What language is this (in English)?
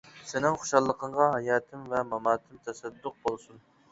Uyghur